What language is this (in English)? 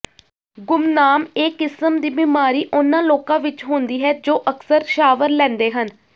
Punjabi